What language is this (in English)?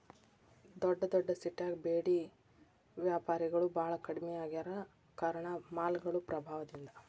Kannada